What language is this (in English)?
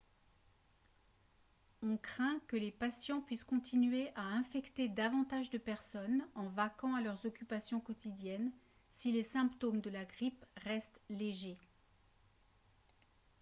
French